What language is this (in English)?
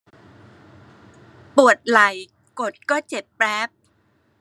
Thai